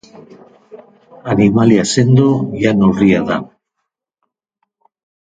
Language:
Basque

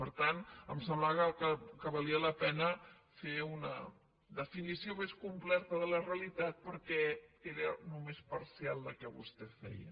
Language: Catalan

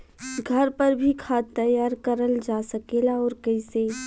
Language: Bhojpuri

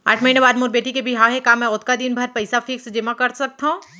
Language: Chhattisgarhi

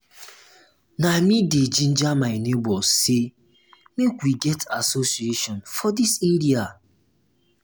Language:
Nigerian Pidgin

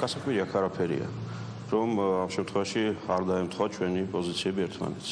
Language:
French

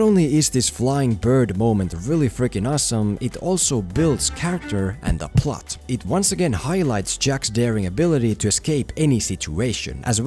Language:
English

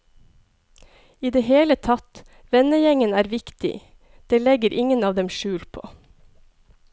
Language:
Norwegian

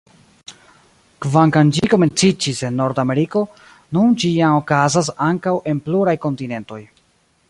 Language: Esperanto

